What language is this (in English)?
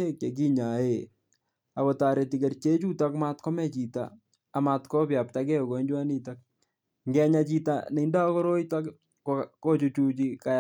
Kalenjin